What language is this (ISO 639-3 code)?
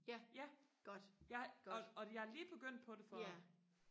dan